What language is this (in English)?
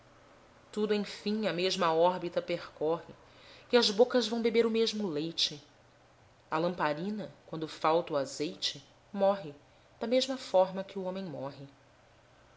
Portuguese